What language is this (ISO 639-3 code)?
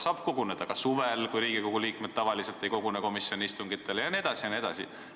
est